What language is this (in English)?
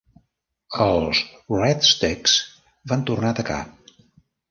Catalan